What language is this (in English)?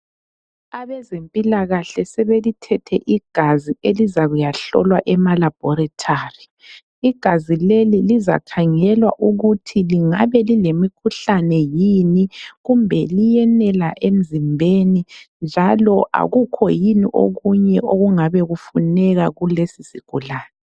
North Ndebele